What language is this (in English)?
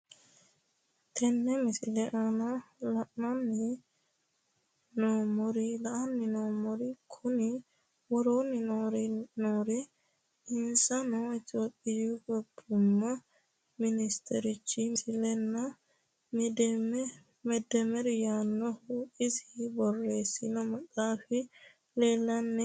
Sidamo